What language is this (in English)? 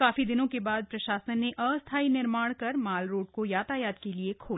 Hindi